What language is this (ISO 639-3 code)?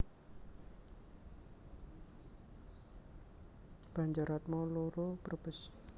jav